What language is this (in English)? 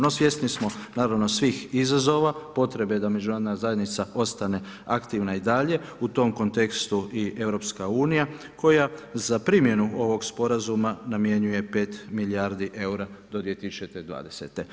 Croatian